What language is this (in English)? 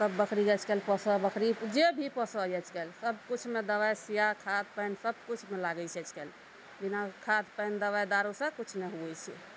Maithili